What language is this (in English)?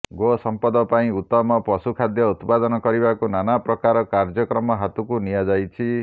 Odia